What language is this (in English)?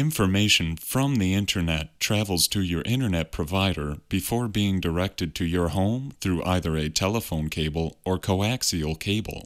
English